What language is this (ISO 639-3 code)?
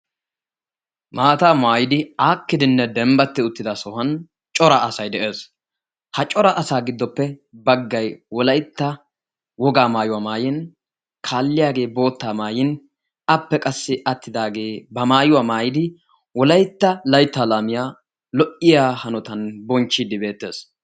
wal